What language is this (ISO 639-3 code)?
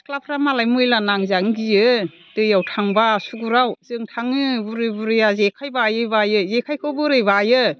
brx